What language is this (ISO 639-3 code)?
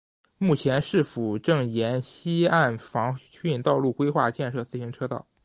zho